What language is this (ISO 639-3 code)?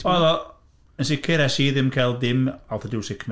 cym